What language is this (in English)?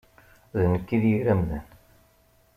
Kabyle